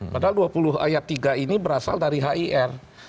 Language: Indonesian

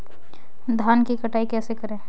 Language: Hindi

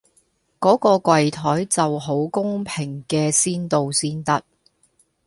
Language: Cantonese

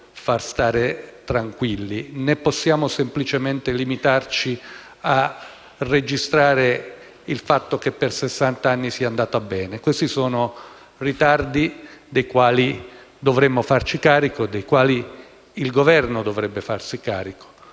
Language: Italian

